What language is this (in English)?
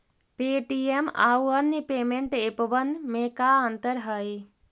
Magahi